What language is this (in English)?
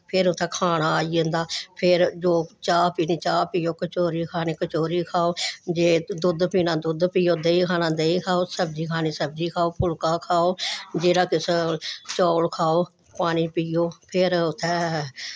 Dogri